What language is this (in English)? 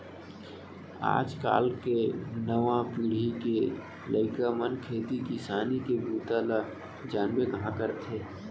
Chhattisgarhi